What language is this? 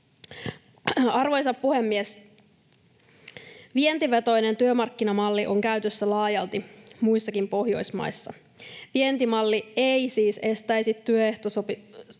Finnish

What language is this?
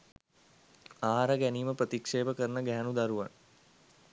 Sinhala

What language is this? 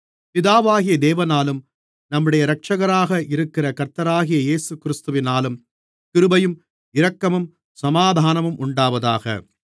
Tamil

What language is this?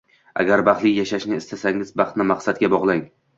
Uzbek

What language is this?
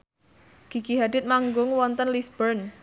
Javanese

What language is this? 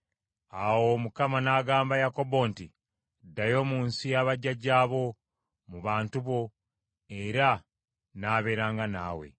Ganda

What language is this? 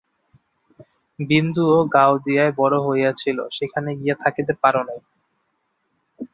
Bangla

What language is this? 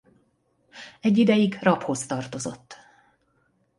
Hungarian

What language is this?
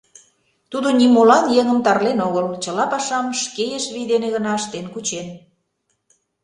Mari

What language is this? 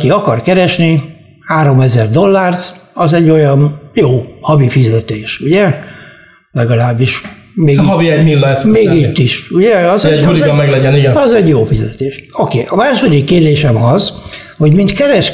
Hungarian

